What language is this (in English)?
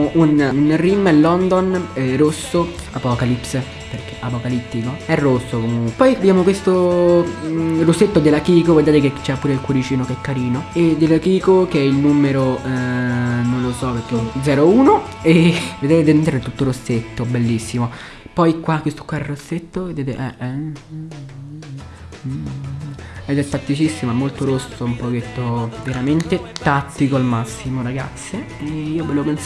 Italian